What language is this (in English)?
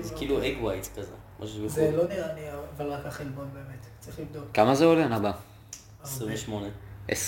Hebrew